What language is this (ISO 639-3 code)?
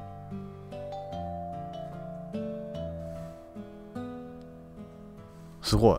jpn